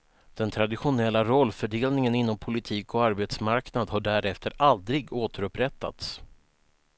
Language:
Swedish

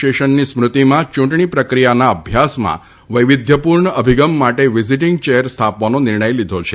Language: Gujarati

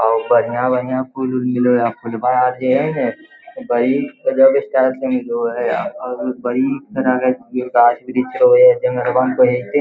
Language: Magahi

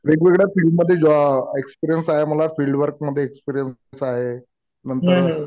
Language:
Marathi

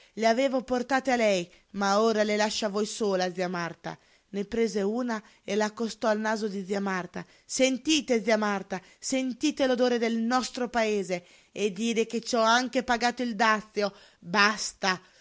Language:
Italian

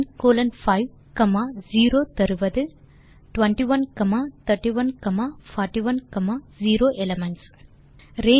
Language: Tamil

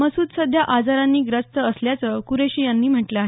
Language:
Marathi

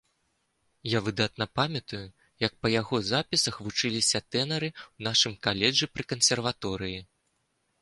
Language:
Belarusian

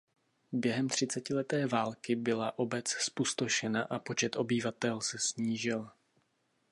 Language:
Czech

